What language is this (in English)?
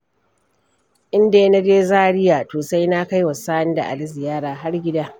Hausa